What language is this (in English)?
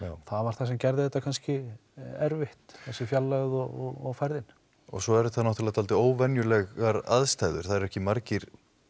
Icelandic